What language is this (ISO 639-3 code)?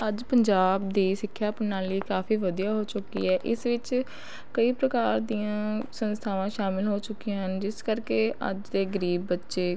pan